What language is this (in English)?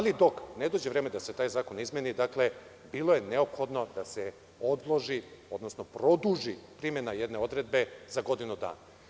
Serbian